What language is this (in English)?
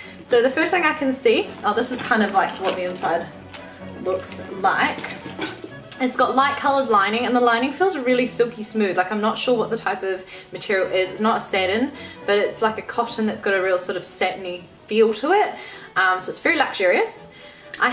English